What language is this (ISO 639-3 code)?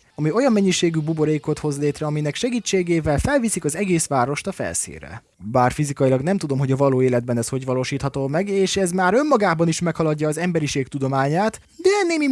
hun